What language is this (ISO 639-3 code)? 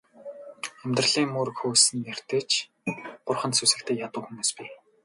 mon